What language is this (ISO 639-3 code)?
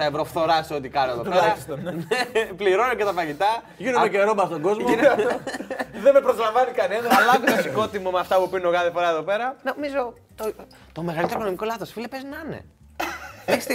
ell